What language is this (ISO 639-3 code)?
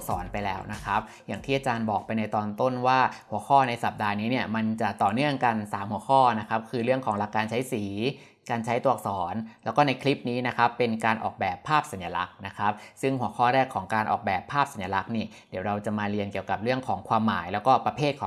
tha